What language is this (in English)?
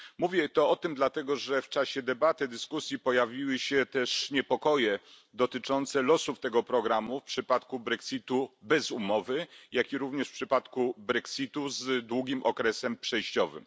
Polish